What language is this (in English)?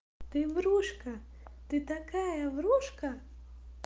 Russian